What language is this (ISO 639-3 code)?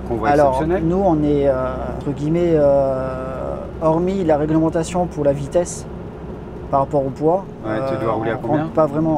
fra